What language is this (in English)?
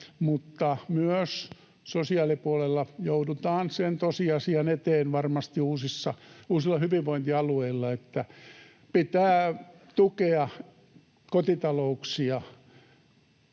Finnish